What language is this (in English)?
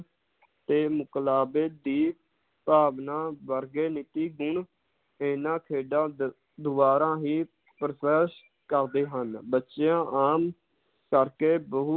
Punjabi